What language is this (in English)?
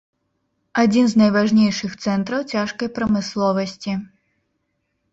Belarusian